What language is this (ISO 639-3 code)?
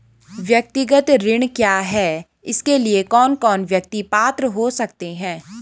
hin